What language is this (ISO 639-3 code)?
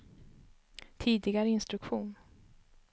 swe